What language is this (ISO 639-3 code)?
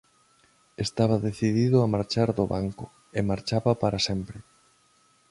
glg